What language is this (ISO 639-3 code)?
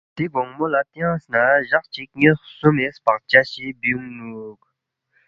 bft